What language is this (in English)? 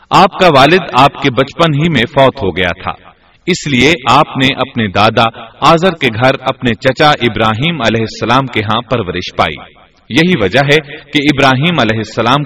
Urdu